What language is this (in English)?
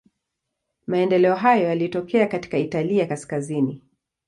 Swahili